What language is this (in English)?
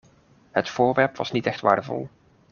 Dutch